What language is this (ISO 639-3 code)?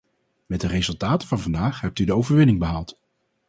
nld